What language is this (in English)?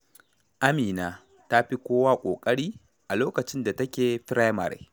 Hausa